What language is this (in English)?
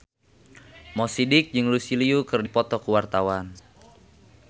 Sundanese